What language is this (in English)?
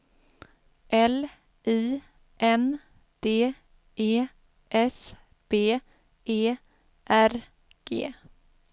Swedish